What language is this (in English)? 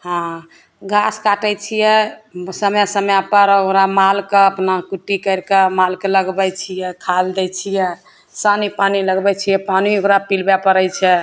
Maithili